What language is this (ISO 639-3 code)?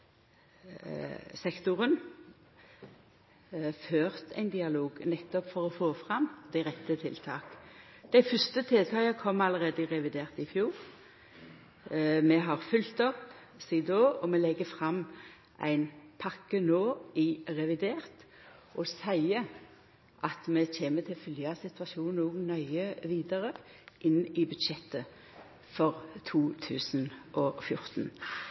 nno